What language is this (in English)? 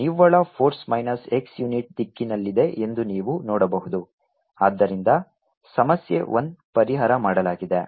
Kannada